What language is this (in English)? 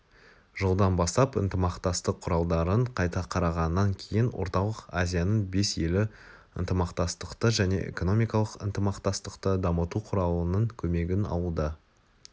Kazakh